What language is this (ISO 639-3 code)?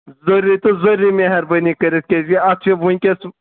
kas